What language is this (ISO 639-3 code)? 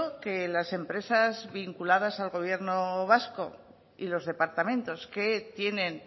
spa